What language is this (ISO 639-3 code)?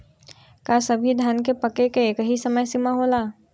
bho